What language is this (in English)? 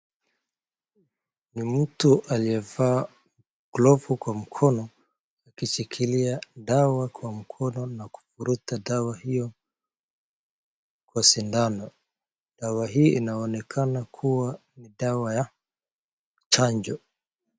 Swahili